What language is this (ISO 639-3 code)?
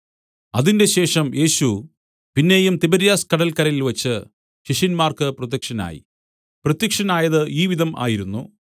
mal